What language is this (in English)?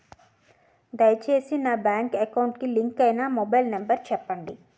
Telugu